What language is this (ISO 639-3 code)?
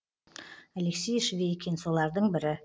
kaz